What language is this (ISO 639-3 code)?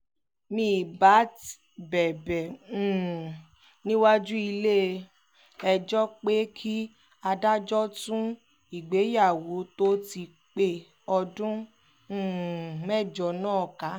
yor